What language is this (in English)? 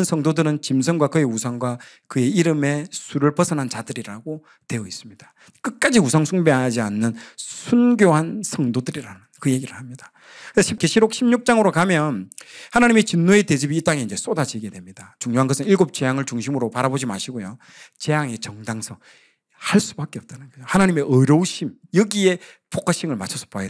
Korean